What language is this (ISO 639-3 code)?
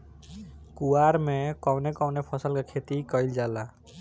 bho